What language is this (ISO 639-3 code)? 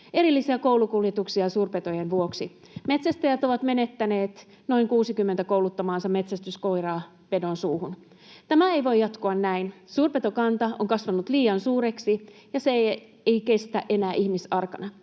fin